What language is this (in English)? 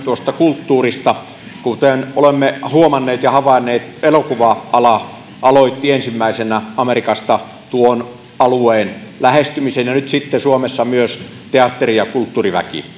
Finnish